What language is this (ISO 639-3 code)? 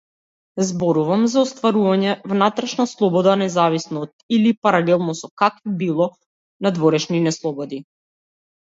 mkd